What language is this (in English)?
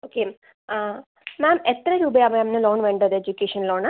Malayalam